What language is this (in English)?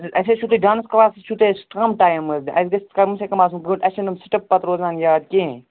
Kashmiri